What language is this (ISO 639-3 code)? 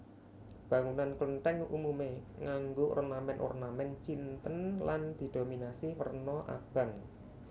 jav